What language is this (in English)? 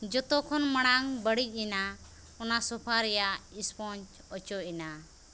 Santali